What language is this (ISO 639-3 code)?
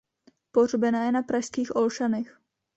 ces